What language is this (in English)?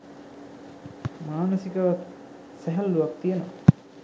Sinhala